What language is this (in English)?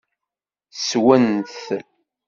Kabyle